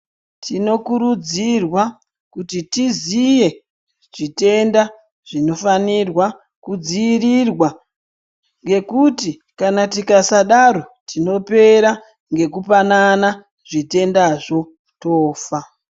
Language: Ndau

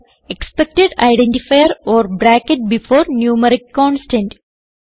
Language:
Malayalam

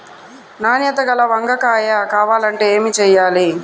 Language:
Telugu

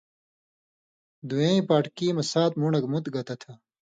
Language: Indus Kohistani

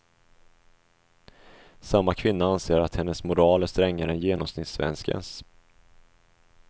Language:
Swedish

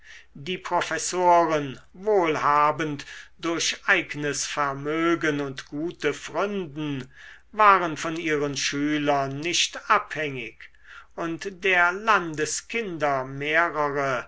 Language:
German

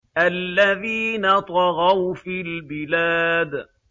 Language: Arabic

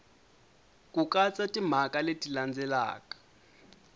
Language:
Tsonga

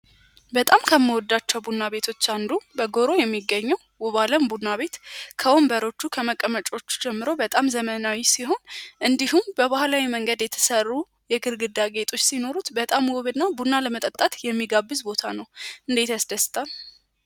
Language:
Amharic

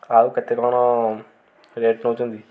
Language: Odia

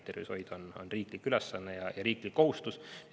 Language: Estonian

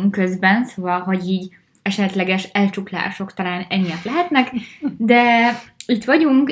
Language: Hungarian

